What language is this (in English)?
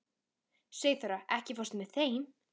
Icelandic